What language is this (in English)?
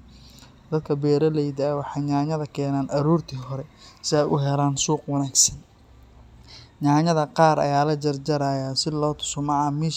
Somali